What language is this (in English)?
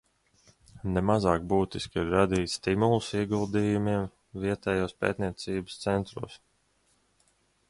Latvian